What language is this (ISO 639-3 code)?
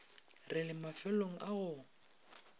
nso